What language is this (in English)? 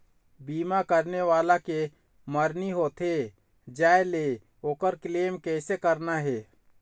Chhattisgarhi